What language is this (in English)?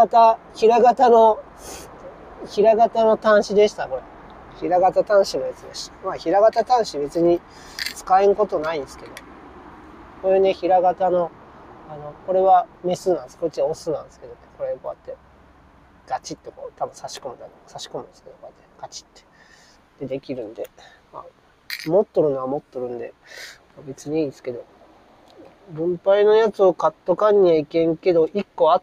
Japanese